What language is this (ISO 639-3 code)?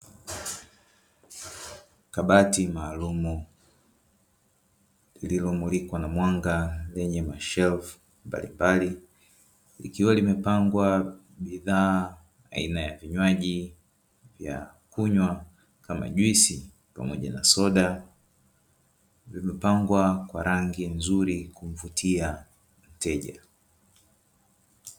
swa